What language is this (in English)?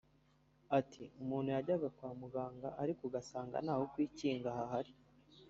Kinyarwanda